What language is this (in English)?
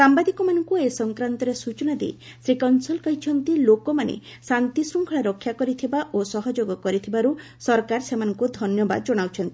Odia